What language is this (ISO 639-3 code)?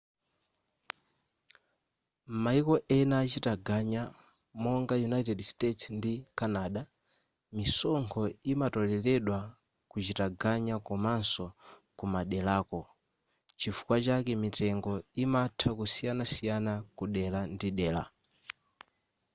nya